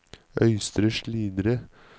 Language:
Norwegian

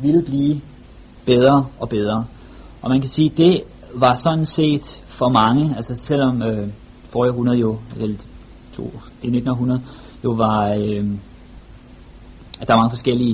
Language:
Danish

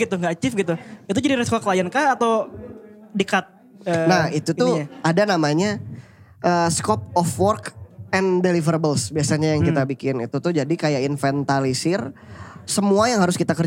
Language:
Indonesian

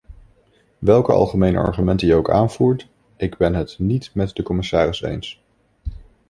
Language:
Dutch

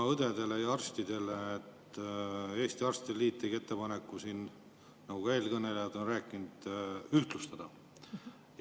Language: Estonian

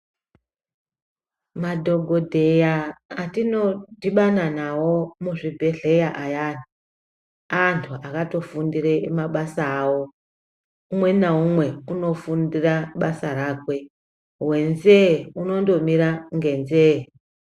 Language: Ndau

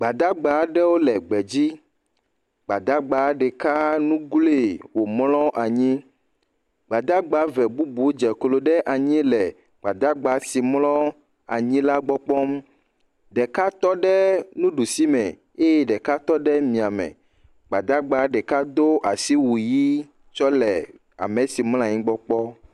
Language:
Ewe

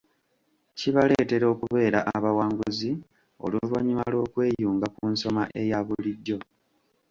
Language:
Ganda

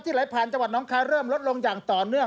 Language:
Thai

